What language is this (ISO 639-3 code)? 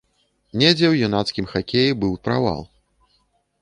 bel